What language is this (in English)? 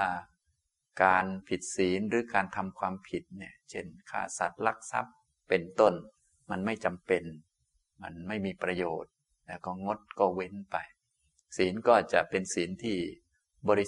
Thai